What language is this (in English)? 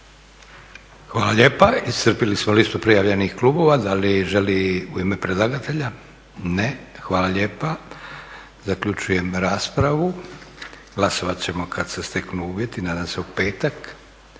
Croatian